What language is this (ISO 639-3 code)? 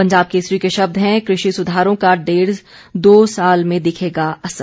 hin